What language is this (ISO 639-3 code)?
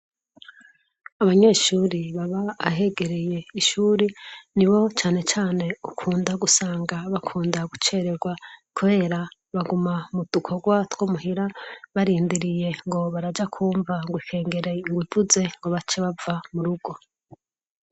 run